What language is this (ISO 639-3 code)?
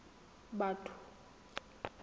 sot